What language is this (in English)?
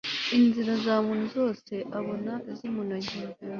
Kinyarwanda